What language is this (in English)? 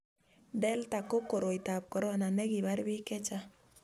Kalenjin